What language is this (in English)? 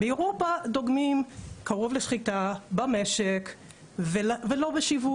Hebrew